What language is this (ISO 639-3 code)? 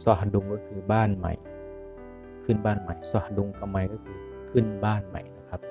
tha